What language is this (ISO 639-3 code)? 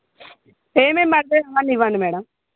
tel